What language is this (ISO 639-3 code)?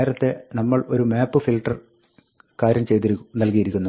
mal